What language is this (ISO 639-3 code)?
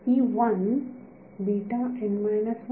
mar